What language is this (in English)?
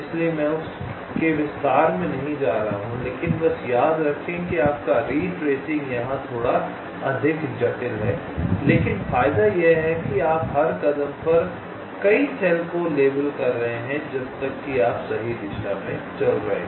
Hindi